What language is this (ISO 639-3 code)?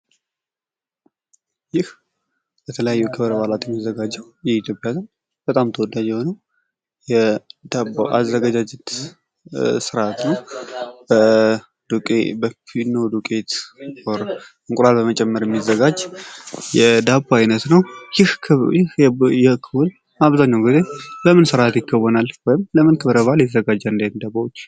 amh